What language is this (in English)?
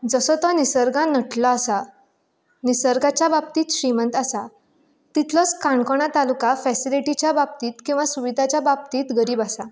Konkani